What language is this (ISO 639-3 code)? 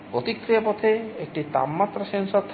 ben